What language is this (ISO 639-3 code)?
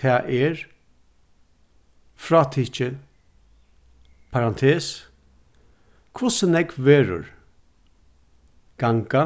fao